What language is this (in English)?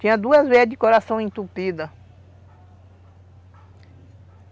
Portuguese